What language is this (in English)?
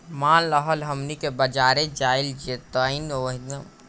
Bhojpuri